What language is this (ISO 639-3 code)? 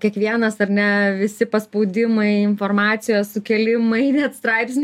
lit